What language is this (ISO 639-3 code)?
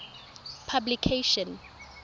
tsn